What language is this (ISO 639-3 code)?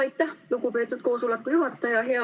est